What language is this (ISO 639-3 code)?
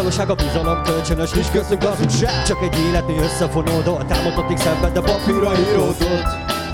hun